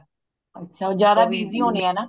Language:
Punjabi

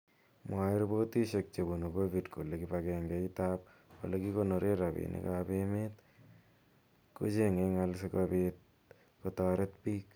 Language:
Kalenjin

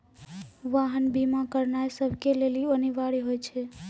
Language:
Maithili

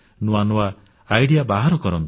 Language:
Odia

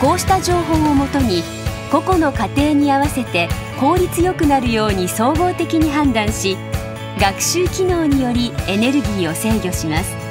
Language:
Japanese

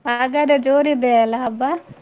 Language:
Kannada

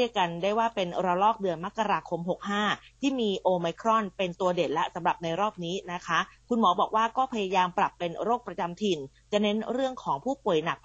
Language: Thai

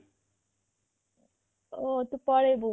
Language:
Odia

